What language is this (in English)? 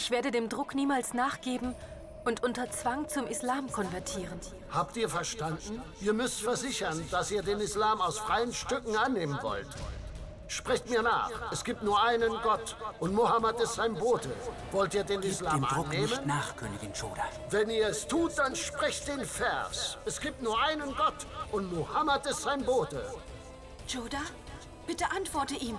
German